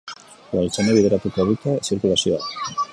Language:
Basque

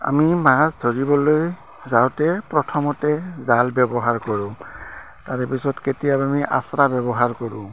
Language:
Assamese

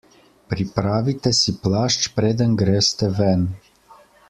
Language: Slovenian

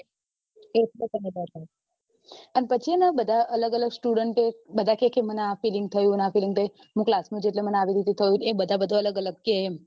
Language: Gujarati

